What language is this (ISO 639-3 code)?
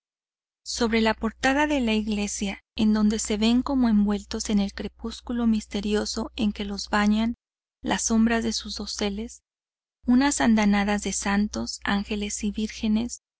spa